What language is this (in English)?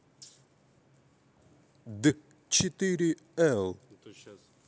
Russian